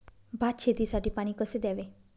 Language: Marathi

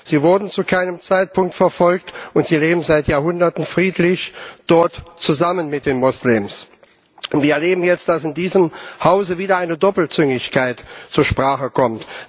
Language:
German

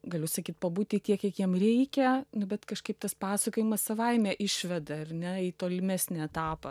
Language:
Lithuanian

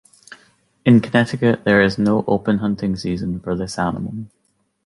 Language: English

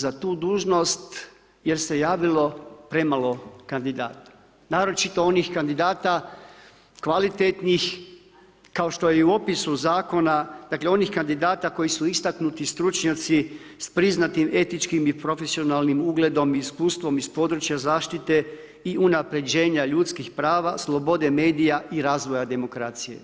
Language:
Croatian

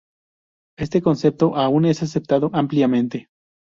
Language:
Spanish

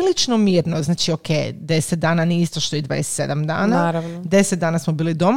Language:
Croatian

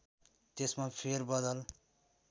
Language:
Nepali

